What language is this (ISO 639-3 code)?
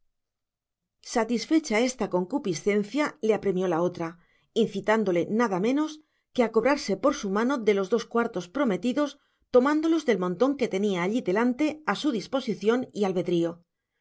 spa